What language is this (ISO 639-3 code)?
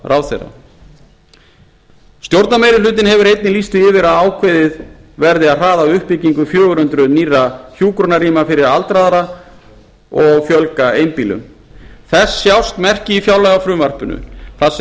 isl